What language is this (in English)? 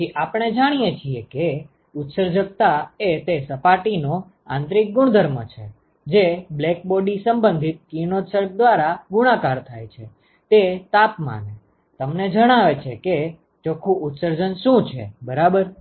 Gujarati